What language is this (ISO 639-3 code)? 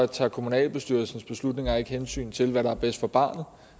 dan